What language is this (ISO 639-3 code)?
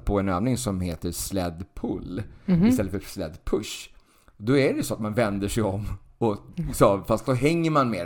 swe